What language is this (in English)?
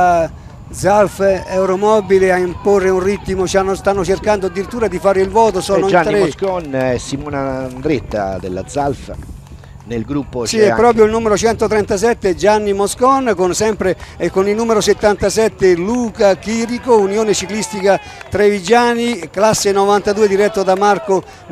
Italian